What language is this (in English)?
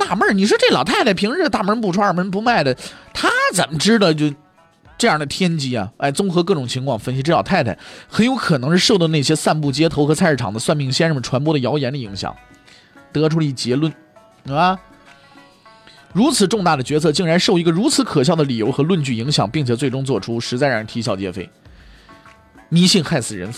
Chinese